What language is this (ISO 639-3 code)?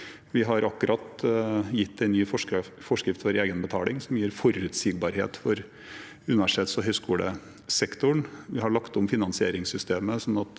nor